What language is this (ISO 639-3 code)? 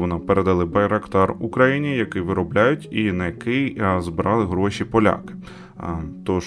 ukr